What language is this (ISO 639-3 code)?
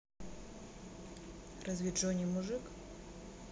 rus